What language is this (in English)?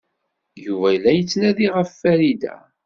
Kabyle